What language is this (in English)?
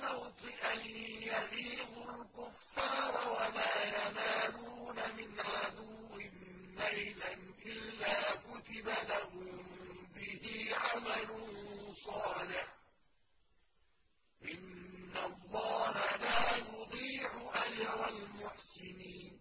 Arabic